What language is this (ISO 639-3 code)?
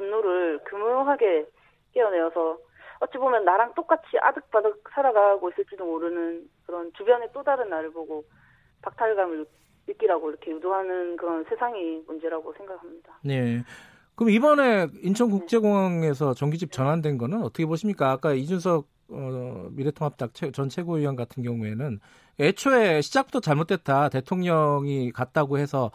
kor